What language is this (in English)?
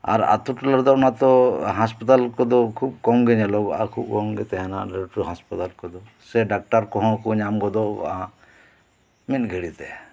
Santali